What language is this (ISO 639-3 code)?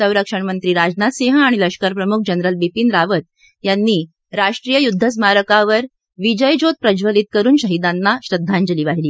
mar